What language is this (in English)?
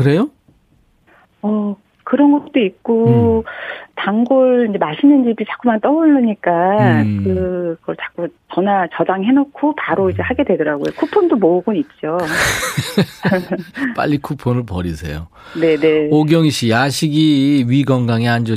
Korean